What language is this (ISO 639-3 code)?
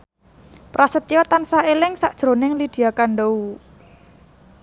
jav